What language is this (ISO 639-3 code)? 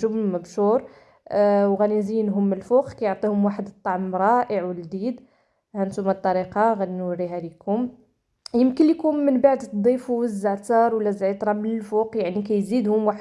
ara